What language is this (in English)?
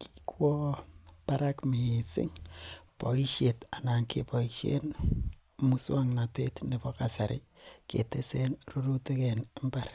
Kalenjin